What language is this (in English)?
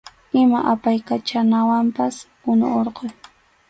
Arequipa-La Unión Quechua